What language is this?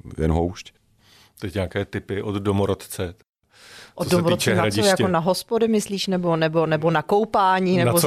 Czech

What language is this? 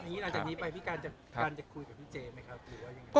Thai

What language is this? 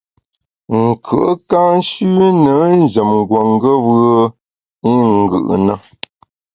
Bamun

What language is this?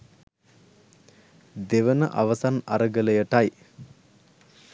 Sinhala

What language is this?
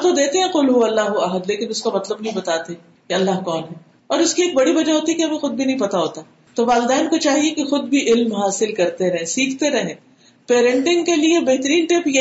Urdu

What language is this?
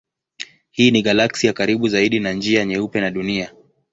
Swahili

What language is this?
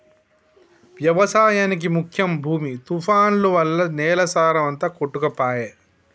Telugu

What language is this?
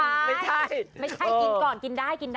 Thai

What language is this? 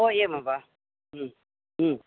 Sanskrit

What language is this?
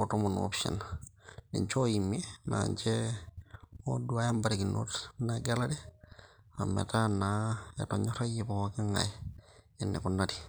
Masai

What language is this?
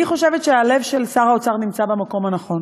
Hebrew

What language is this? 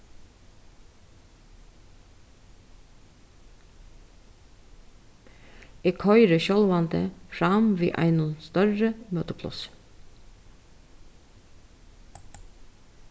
Faroese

